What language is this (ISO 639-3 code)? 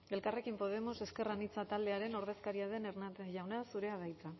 eus